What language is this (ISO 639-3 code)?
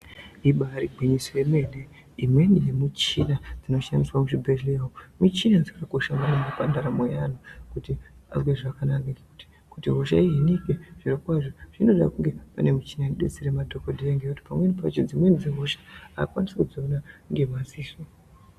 ndc